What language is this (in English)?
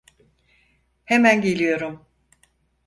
Turkish